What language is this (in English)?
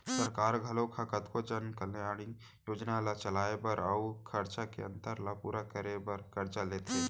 Chhattisgarhi